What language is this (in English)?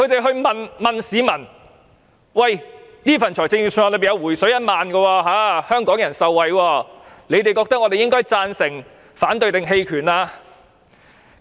Cantonese